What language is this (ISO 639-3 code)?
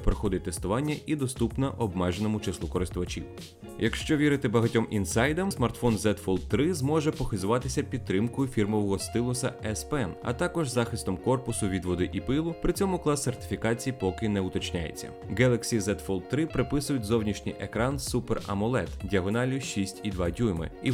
ukr